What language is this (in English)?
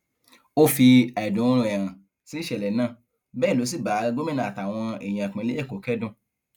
Yoruba